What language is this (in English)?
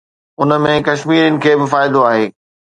Sindhi